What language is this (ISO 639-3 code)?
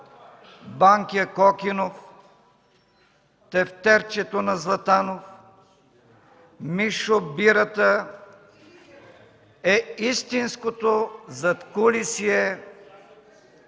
bul